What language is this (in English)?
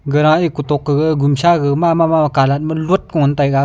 Wancho Naga